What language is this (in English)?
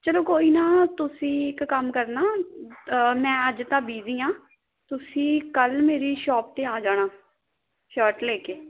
Punjabi